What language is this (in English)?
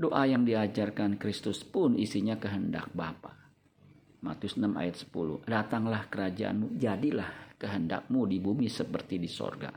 Indonesian